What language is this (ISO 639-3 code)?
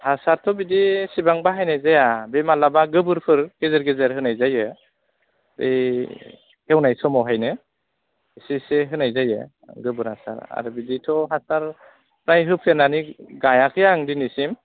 brx